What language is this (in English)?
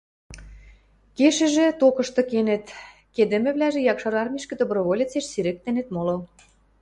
Western Mari